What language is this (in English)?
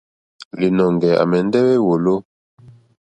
Mokpwe